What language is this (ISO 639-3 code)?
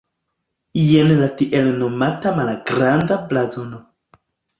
epo